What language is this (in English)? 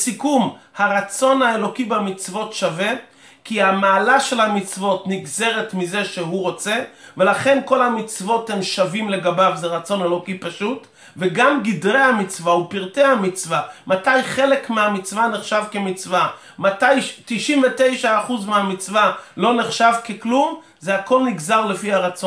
Hebrew